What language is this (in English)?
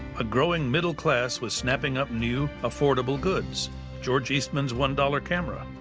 English